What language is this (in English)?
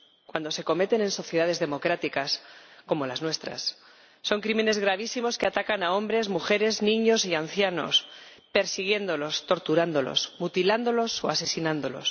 Spanish